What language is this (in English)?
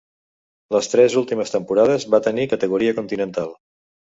Catalan